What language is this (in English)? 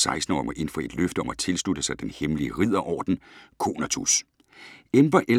Danish